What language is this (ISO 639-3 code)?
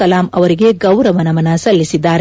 kan